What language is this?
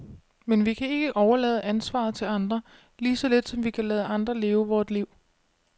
Danish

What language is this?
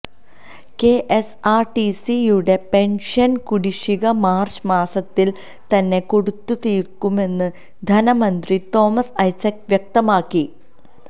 Malayalam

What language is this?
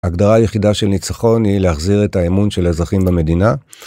Hebrew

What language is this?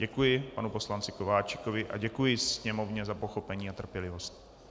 Czech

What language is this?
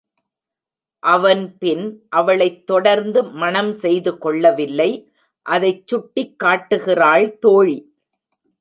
Tamil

